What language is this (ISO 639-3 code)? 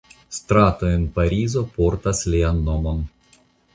epo